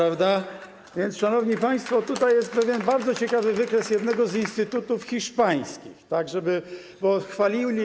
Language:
Polish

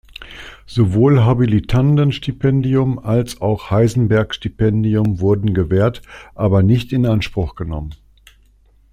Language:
German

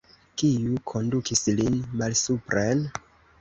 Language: Esperanto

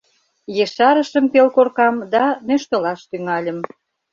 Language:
Mari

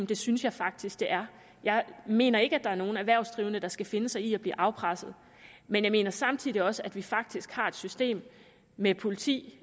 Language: Danish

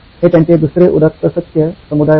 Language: Marathi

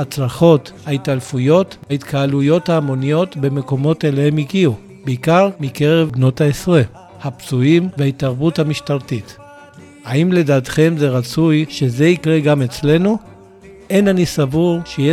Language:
Hebrew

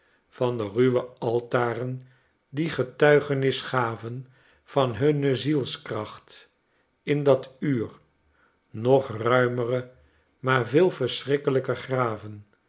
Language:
Dutch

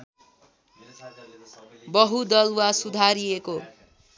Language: Nepali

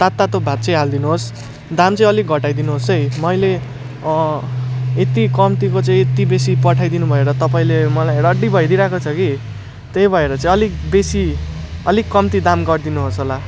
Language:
Nepali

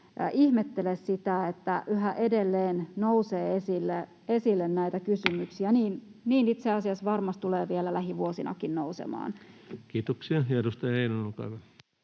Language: Finnish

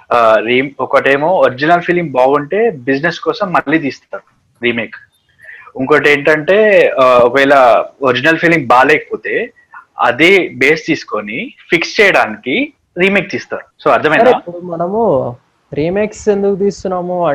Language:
Telugu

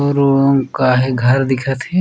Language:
Chhattisgarhi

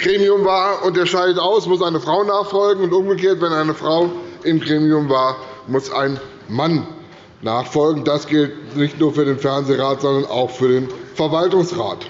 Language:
German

